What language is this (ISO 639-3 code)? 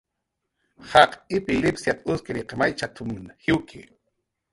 jqr